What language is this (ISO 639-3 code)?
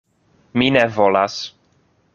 epo